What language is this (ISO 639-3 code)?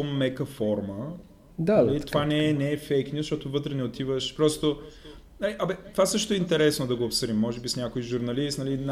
bul